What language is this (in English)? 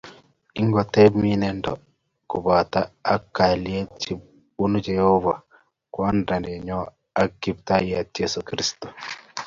Kalenjin